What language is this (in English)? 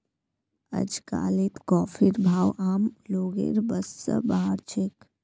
Magahi